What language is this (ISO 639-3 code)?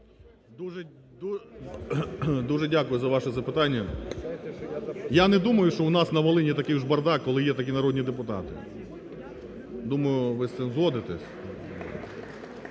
ukr